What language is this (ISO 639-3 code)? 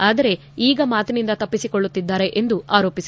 kan